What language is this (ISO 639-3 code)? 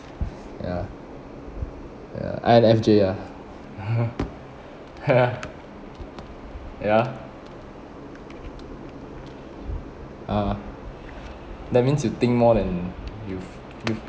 eng